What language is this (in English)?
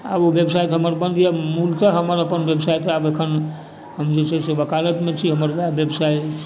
Maithili